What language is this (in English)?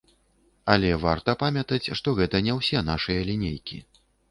Belarusian